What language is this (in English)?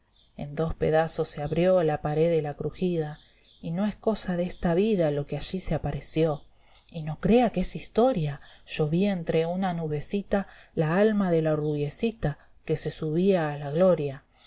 Spanish